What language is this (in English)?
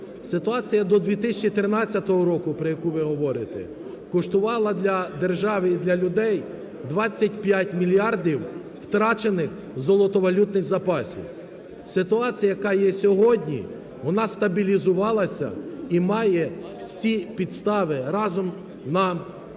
Ukrainian